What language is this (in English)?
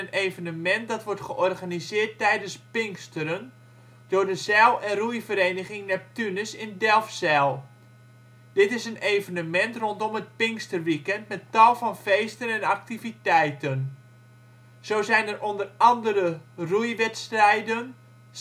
Dutch